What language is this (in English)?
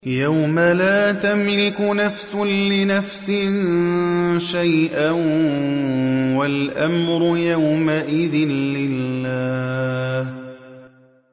Arabic